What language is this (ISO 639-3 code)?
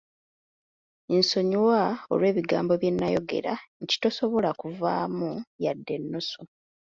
lug